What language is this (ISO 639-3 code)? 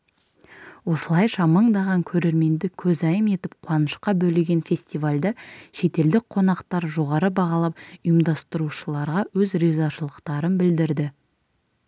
kaz